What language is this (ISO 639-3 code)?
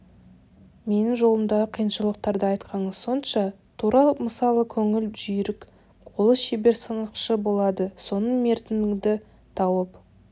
kaz